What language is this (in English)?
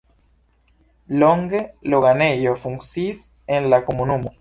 Esperanto